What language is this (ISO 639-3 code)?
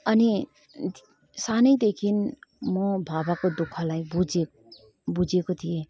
nep